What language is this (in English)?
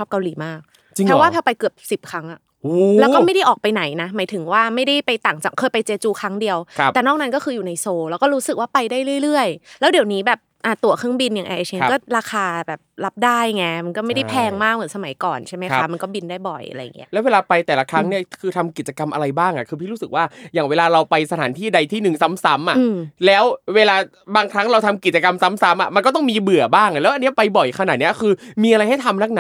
Thai